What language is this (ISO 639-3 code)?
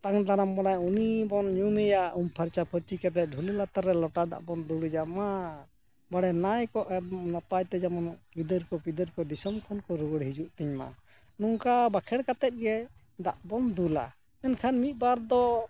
sat